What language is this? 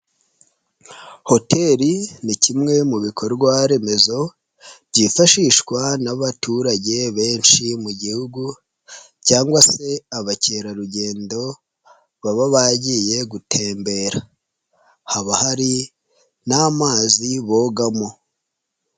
Kinyarwanda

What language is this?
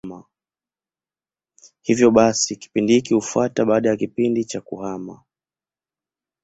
Swahili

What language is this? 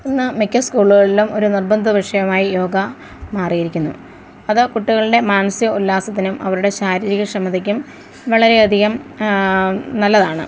Malayalam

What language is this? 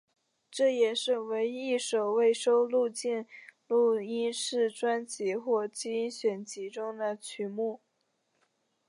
Chinese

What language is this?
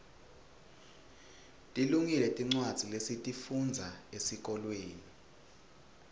Swati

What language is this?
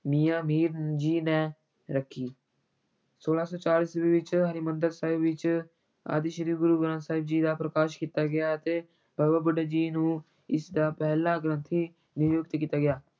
Punjabi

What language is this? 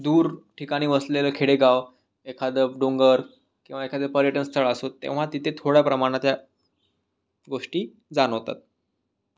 Marathi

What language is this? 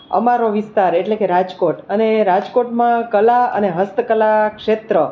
Gujarati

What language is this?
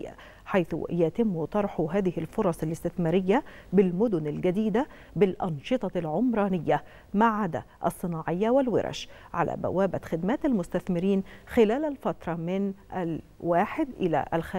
Arabic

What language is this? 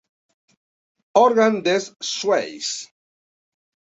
Spanish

